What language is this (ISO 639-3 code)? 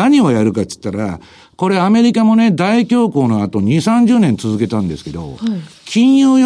jpn